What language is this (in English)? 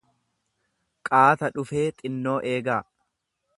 Oromo